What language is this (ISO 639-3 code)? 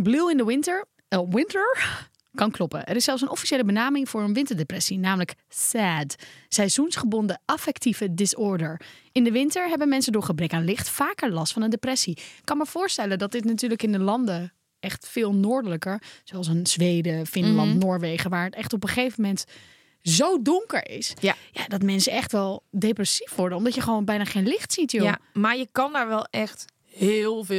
nld